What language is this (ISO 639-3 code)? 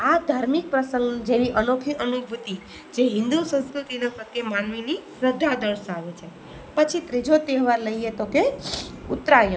guj